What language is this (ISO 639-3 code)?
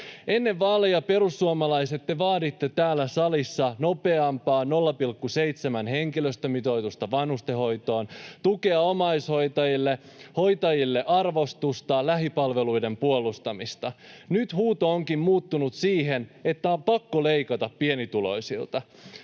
fin